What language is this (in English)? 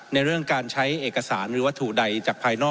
Thai